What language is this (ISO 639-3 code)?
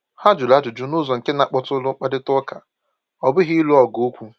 ibo